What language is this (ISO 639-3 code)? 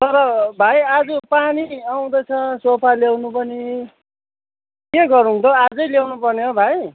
nep